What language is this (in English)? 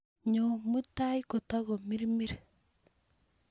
Kalenjin